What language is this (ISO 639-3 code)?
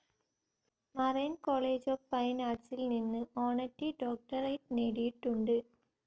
mal